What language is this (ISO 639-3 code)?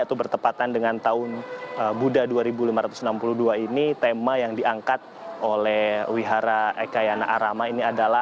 ind